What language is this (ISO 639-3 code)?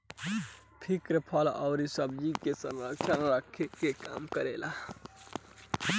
bho